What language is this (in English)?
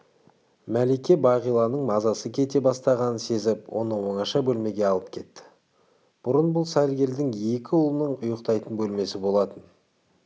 Kazakh